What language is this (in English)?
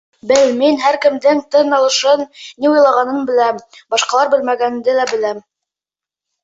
Bashkir